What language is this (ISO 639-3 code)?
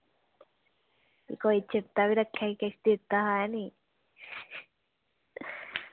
doi